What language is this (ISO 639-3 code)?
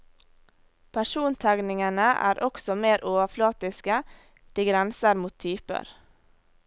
nor